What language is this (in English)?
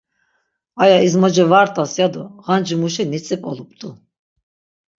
Laz